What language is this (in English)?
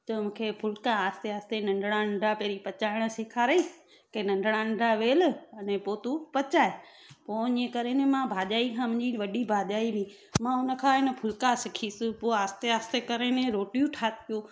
Sindhi